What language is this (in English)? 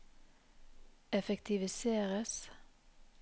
Norwegian